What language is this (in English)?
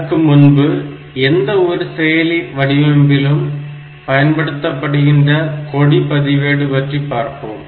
Tamil